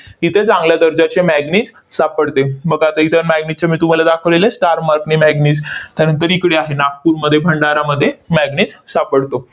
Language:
Marathi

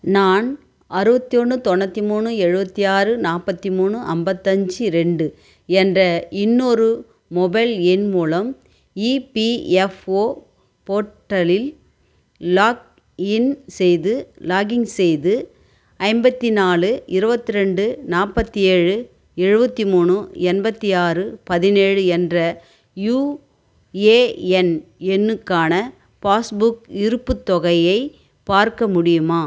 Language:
Tamil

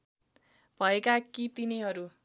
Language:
Nepali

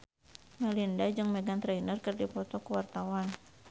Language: Sundanese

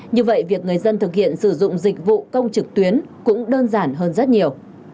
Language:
Vietnamese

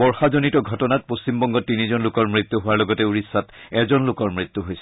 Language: Assamese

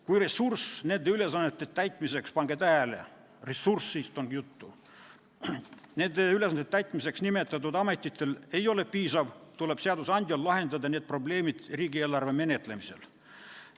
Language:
Estonian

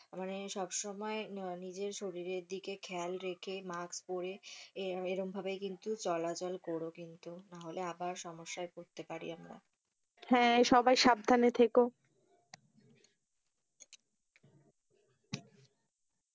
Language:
Bangla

